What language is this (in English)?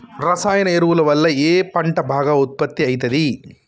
Telugu